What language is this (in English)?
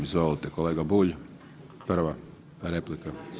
Croatian